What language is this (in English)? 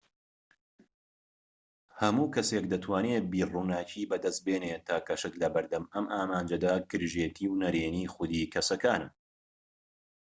Central Kurdish